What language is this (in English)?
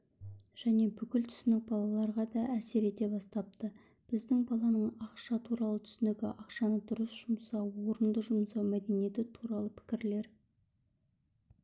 Kazakh